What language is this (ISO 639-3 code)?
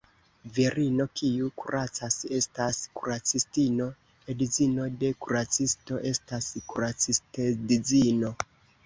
epo